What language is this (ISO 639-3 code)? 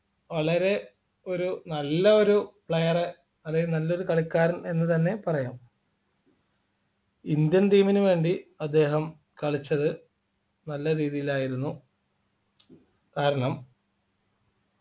mal